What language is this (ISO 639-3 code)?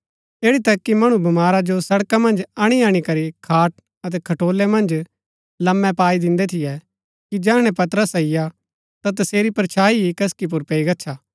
gbk